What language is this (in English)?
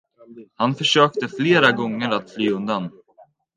Swedish